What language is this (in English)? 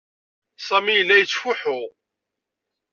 Kabyle